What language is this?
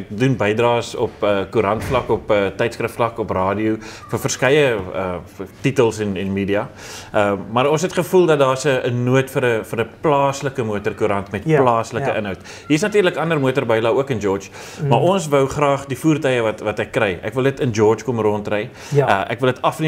Dutch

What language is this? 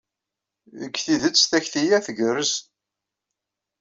Kabyle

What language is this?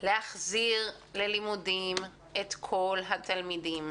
Hebrew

